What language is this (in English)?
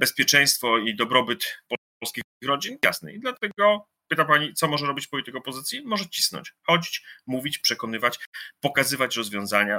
Polish